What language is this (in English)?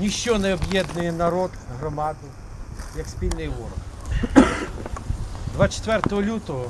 Ukrainian